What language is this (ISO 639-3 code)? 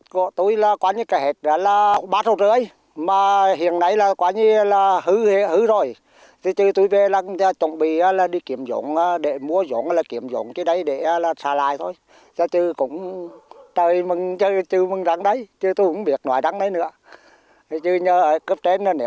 vie